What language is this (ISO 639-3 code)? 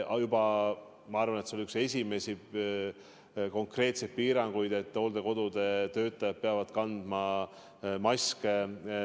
est